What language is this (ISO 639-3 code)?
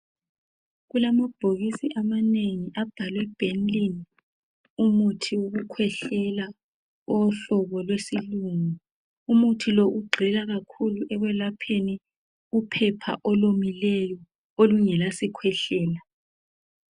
nde